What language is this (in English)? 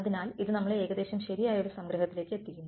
Malayalam